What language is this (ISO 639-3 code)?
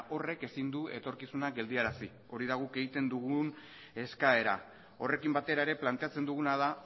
eus